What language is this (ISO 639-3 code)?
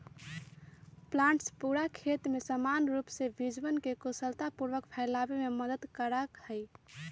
mag